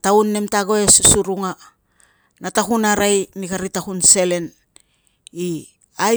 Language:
Tungag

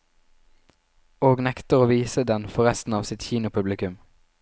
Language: Norwegian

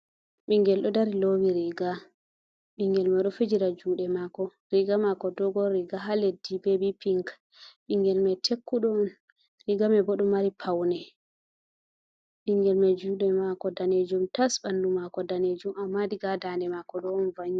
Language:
Fula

